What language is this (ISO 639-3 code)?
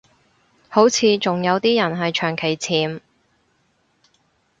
yue